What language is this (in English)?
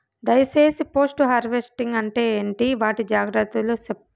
Telugu